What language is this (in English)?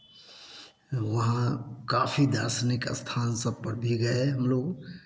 Hindi